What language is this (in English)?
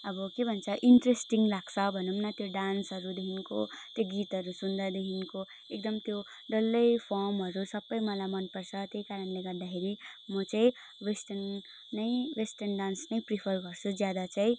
Nepali